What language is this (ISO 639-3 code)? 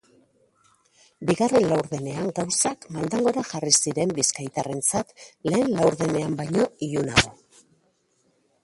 eus